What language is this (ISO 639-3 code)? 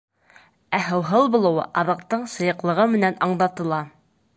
bak